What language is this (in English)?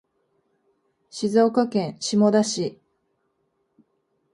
Japanese